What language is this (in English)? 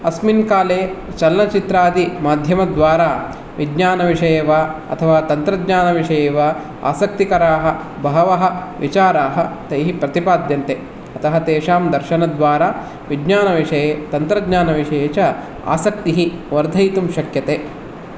Sanskrit